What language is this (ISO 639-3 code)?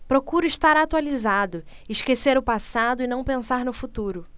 por